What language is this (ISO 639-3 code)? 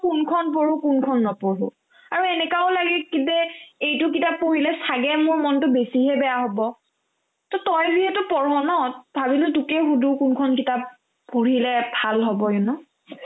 asm